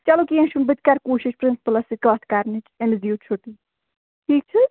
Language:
Kashmiri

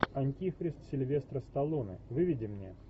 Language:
Russian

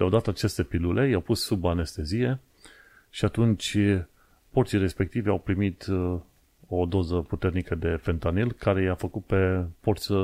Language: Romanian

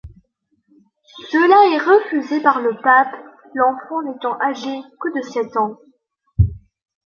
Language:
French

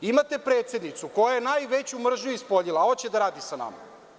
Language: Serbian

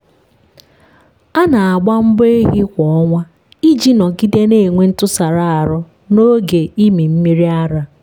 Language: Igbo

